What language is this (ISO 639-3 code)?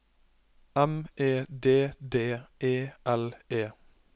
nor